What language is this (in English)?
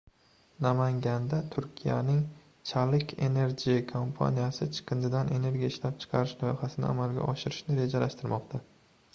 Uzbek